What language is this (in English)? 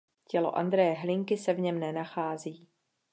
Czech